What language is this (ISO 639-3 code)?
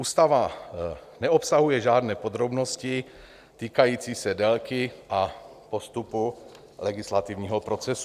ces